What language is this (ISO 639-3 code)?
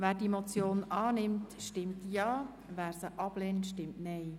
gsw